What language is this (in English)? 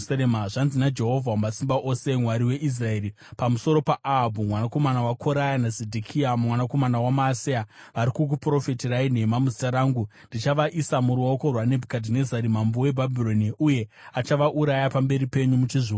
Shona